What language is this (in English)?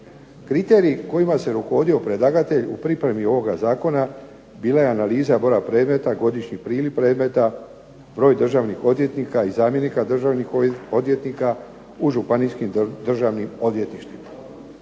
Croatian